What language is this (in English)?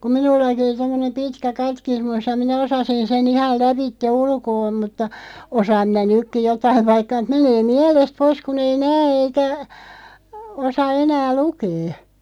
Finnish